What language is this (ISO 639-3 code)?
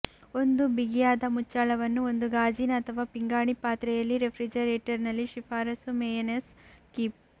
kan